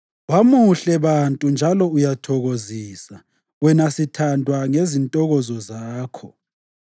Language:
North Ndebele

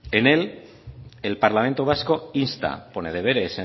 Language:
Spanish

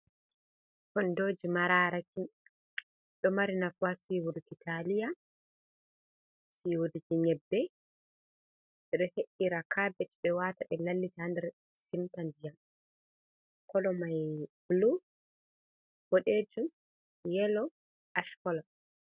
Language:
Fula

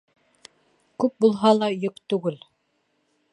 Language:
Bashkir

